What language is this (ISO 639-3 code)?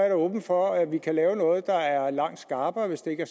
dan